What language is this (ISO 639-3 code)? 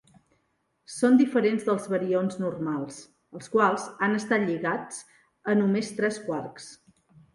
cat